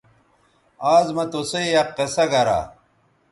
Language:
Bateri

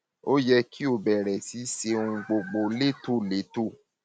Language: Yoruba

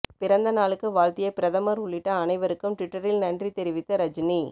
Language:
Tamil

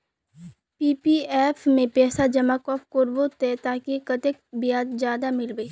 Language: Magahi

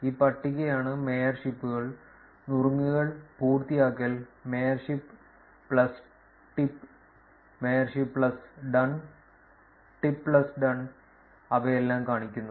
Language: Malayalam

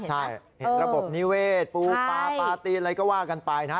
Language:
Thai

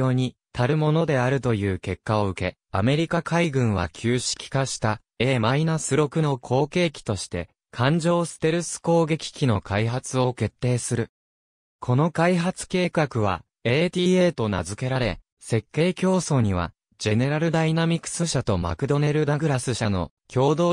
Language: Japanese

